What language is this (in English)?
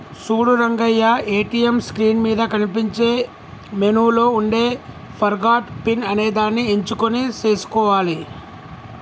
Telugu